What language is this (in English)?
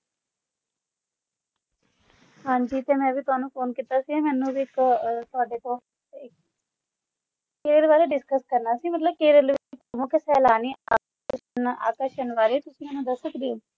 Punjabi